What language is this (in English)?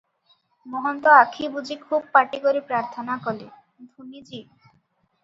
Odia